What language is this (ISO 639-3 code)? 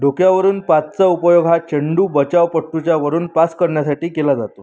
mar